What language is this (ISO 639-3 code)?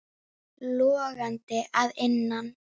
isl